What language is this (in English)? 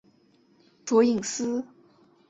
Chinese